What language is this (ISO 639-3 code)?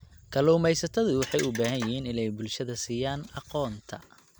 som